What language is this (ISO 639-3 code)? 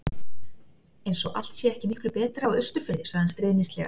isl